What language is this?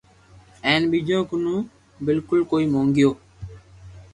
Loarki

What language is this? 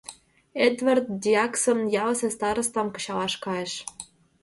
Mari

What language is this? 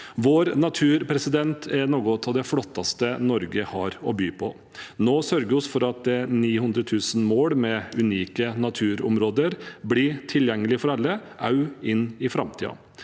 Norwegian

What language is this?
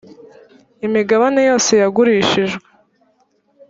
Kinyarwanda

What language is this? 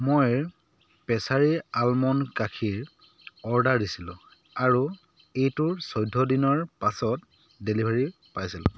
Assamese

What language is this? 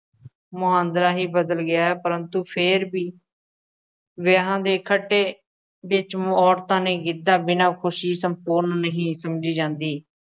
Punjabi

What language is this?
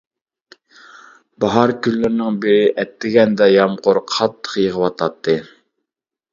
Uyghur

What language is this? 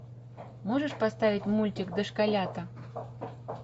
Russian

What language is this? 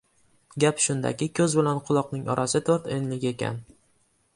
Uzbek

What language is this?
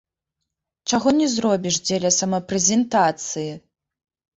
Belarusian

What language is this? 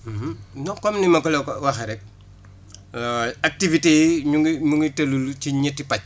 Wolof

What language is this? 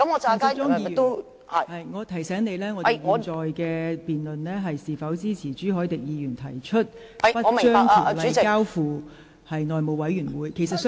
Cantonese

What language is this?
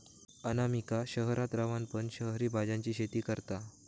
Marathi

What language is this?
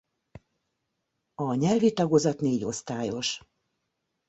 Hungarian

